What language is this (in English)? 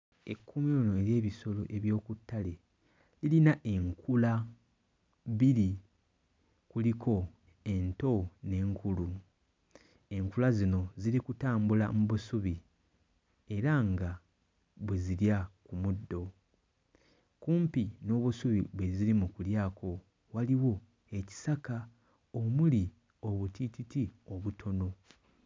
Ganda